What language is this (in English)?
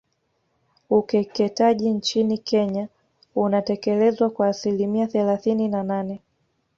Swahili